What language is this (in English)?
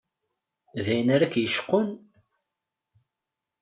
Kabyle